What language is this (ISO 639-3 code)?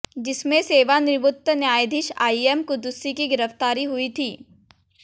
hin